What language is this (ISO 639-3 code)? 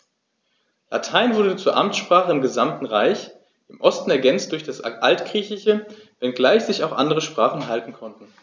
deu